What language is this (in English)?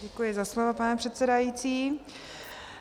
Czech